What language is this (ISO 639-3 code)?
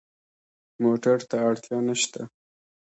pus